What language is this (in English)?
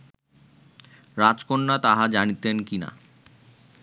Bangla